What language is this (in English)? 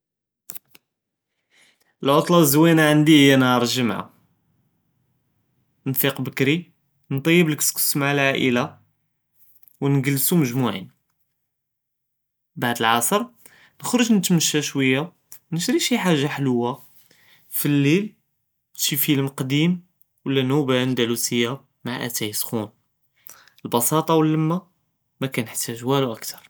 Judeo-Arabic